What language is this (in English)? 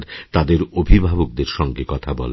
Bangla